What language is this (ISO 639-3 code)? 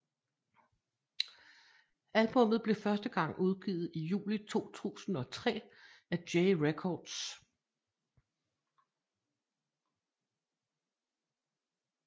dan